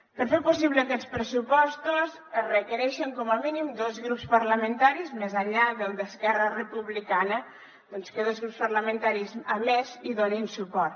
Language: Catalan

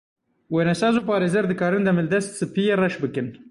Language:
Kurdish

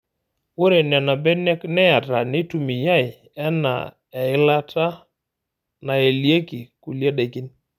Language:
Masai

